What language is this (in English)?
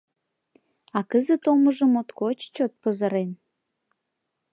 Mari